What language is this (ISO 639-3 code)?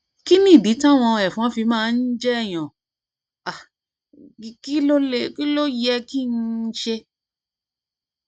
yor